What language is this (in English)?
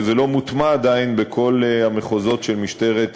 Hebrew